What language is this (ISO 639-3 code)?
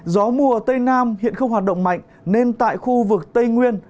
vie